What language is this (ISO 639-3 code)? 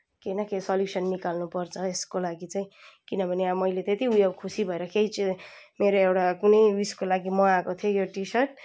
nep